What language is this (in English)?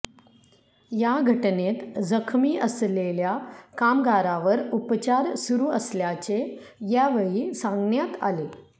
Marathi